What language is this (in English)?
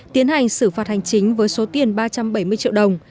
Vietnamese